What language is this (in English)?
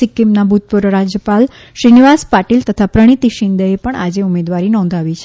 Gujarati